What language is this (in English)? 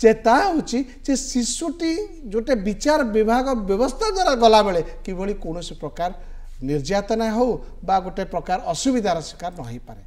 Bangla